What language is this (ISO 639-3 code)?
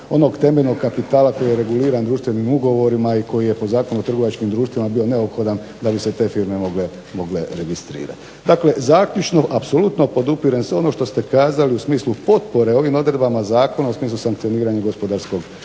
hrv